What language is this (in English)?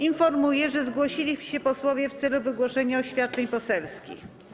Polish